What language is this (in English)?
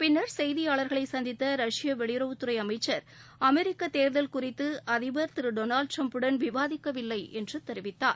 Tamil